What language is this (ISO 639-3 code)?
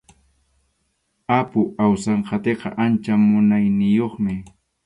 qxu